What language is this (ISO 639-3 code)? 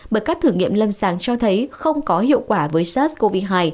vie